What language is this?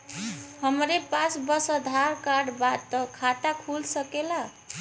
Bhojpuri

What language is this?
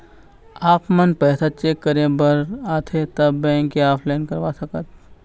Chhattisgarhi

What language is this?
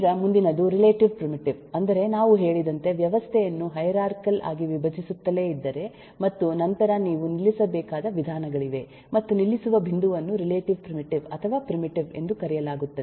Kannada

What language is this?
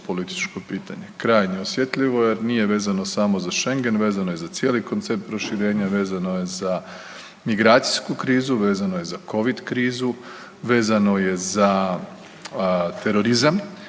Croatian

